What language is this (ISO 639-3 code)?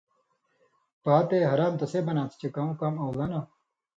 mvy